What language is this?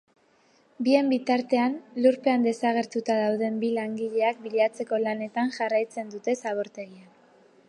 Basque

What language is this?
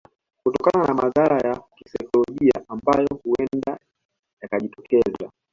Swahili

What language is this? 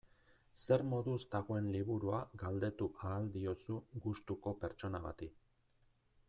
Basque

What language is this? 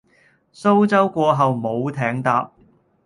Cantonese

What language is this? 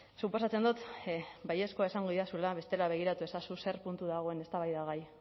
Basque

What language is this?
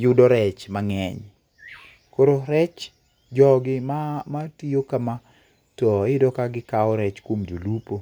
Luo (Kenya and Tanzania)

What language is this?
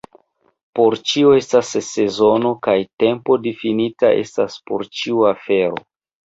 Esperanto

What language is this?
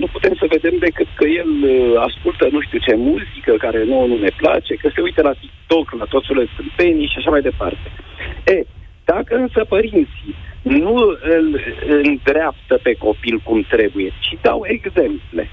Romanian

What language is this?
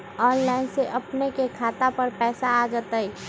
Magahi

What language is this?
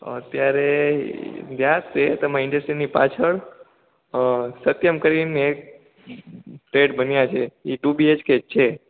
Gujarati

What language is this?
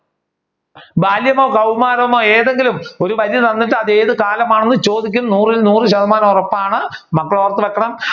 Malayalam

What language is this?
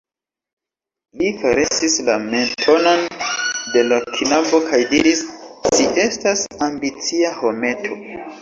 Esperanto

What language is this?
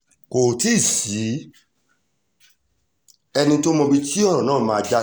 Yoruba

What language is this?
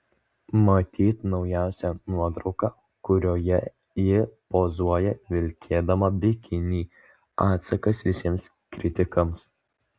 Lithuanian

